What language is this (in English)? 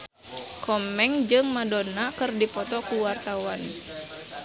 Sundanese